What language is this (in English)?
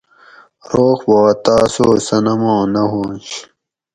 Gawri